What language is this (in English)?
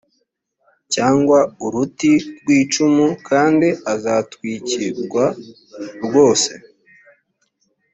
Kinyarwanda